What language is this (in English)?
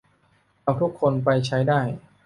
Thai